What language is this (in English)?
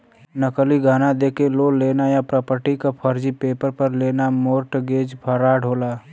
Bhojpuri